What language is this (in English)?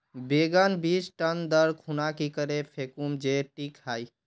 Magahi